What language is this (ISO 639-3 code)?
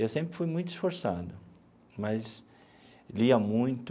por